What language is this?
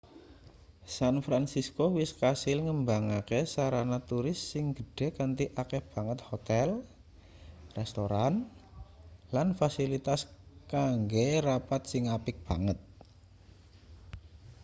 Javanese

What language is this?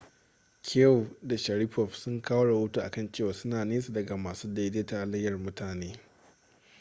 Hausa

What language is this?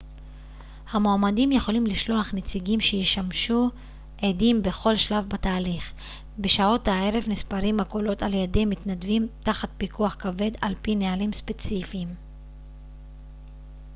Hebrew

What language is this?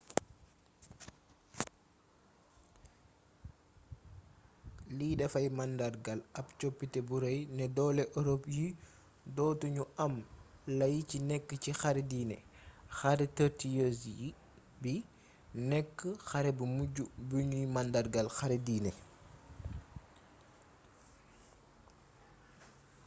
Wolof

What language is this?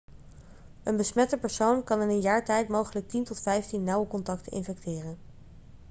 Dutch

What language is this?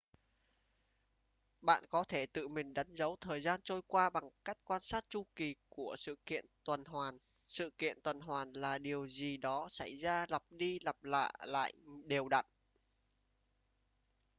Vietnamese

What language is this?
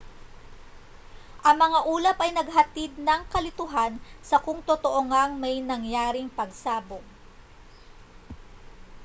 Filipino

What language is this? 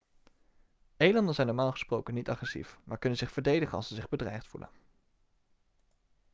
Dutch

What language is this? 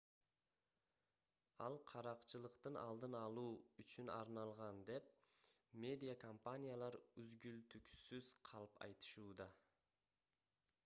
Kyrgyz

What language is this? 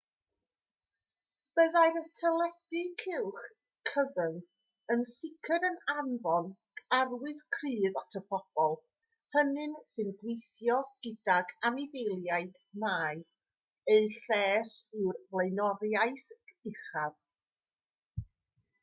Welsh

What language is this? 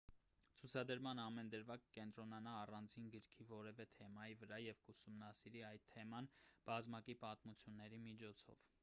Armenian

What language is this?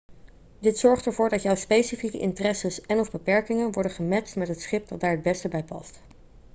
Dutch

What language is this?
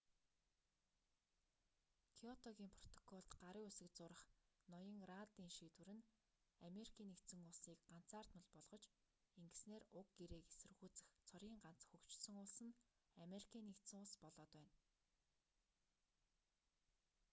Mongolian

